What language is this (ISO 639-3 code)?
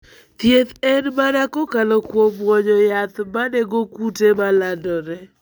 luo